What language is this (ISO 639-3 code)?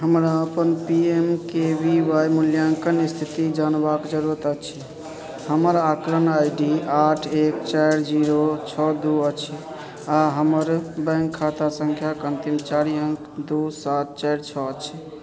mai